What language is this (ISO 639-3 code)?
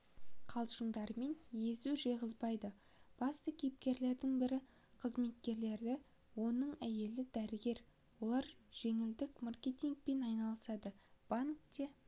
kaz